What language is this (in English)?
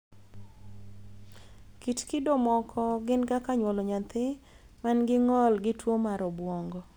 Luo (Kenya and Tanzania)